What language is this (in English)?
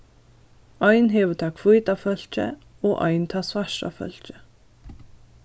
Faroese